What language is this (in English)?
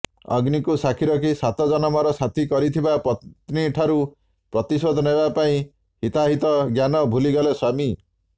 Odia